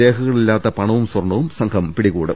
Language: Malayalam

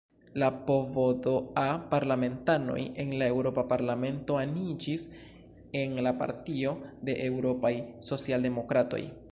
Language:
Esperanto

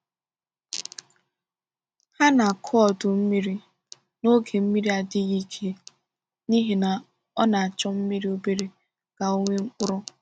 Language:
Igbo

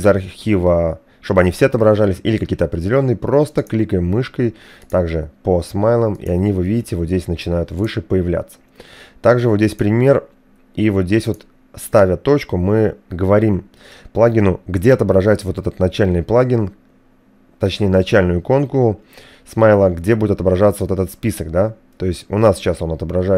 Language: Russian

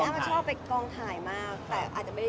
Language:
Thai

